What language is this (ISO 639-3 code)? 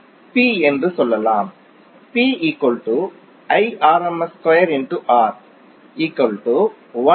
tam